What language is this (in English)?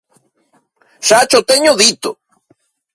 Galician